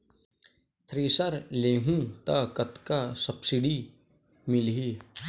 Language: Chhattisgarhi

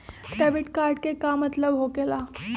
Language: Magahi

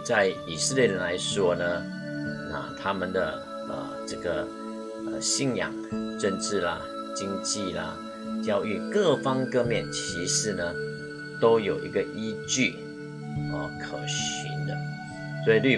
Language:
Chinese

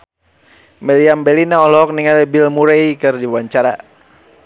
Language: Sundanese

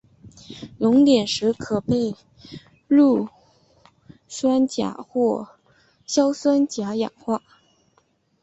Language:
Chinese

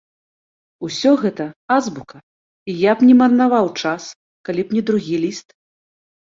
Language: Belarusian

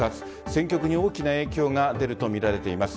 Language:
Japanese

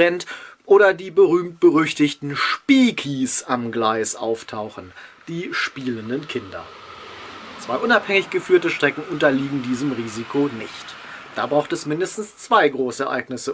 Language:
German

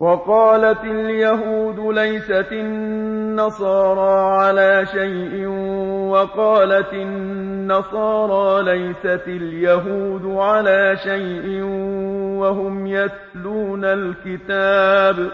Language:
Arabic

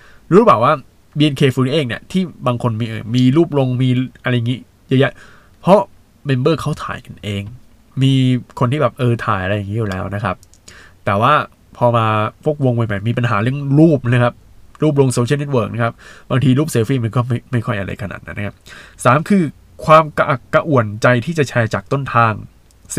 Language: Thai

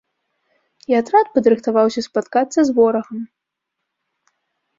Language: Belarusian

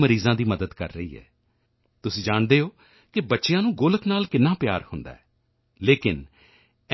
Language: Punjabi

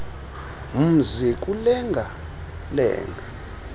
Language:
Xhosa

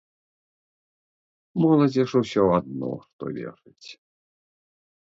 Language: Belarusian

